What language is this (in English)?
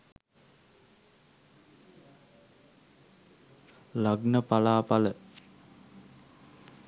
Sinhala